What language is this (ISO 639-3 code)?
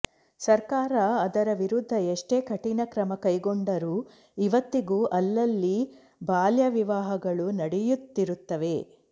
kan